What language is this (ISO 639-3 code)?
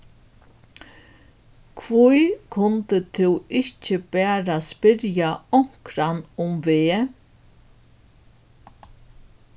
fao